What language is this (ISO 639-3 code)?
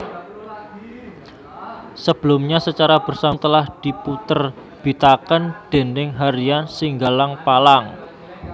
jav